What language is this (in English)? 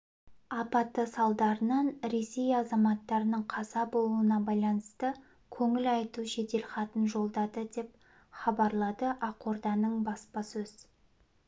Kazakh